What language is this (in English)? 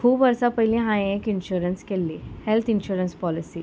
Konkani